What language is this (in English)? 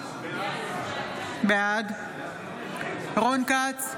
Hebrew